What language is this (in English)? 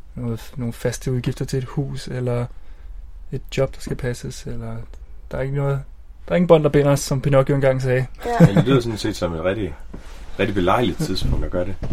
Danish